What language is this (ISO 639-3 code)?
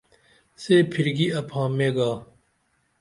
dml